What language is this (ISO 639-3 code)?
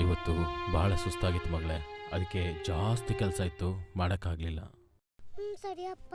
kan